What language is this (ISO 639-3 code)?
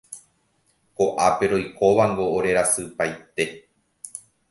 grn